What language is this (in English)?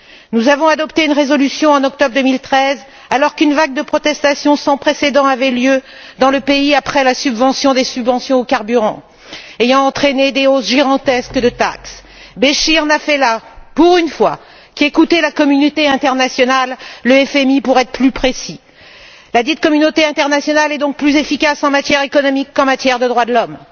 French